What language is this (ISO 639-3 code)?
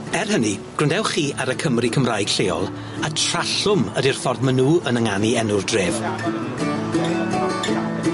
cym